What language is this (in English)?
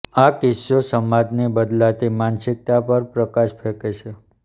Gujarati